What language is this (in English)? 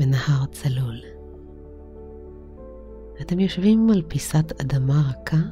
Hebrew